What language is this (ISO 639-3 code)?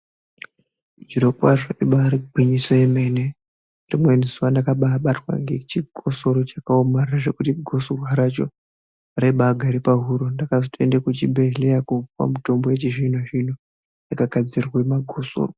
ndc